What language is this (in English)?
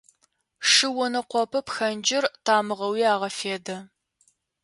Adyghe